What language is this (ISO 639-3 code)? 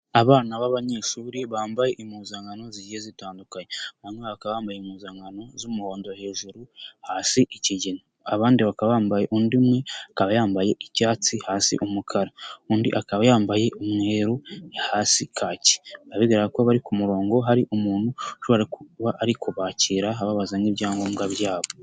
kin